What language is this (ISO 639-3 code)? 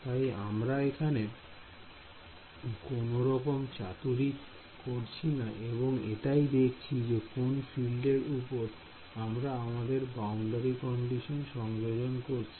ben